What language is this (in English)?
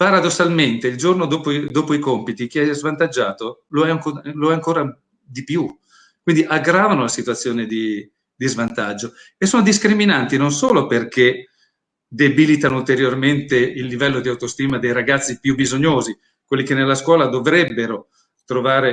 Italian